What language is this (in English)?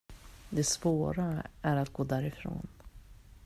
Swedish